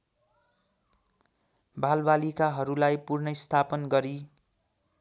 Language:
Nepali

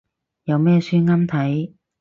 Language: Cantonese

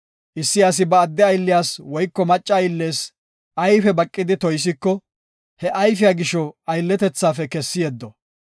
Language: Gofa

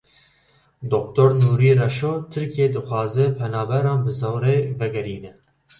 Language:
Kurdish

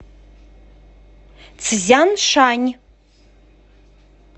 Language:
Russian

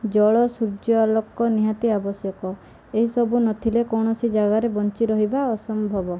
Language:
Odia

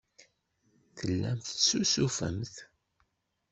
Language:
Kabyle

